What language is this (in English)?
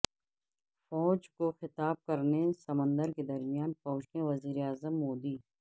Urdu